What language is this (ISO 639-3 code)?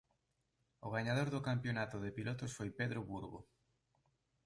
glg